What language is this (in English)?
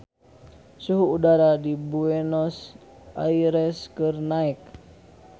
Sundanese